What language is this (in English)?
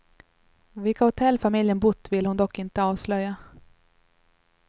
Swedish